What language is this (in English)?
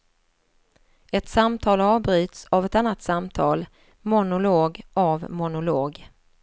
Swedish